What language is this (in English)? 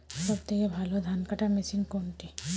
Bangla